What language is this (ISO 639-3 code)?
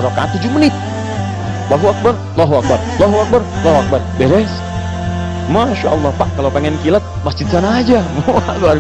ind